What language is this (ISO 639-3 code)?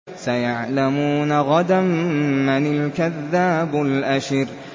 ara